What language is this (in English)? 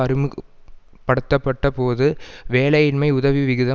Tamil